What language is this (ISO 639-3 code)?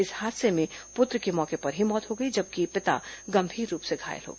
hin